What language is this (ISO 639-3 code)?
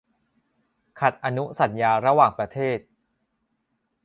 tha